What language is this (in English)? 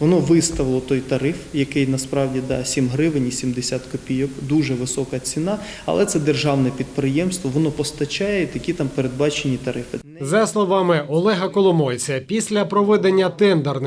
Ukrainian